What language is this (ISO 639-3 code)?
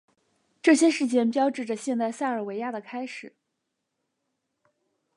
zho